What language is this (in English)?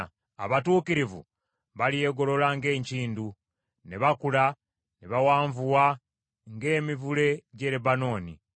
Ganda